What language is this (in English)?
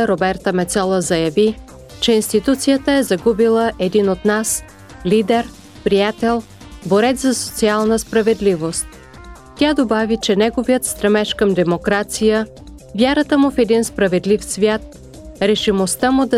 Bulgarian